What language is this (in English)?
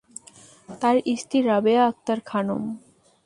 Bangla